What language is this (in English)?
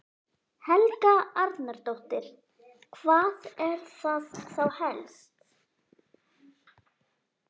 Icelandic